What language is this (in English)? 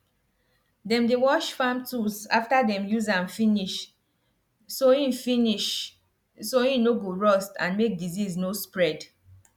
Nigerian Pidgin